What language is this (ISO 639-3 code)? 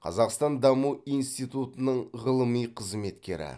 kaz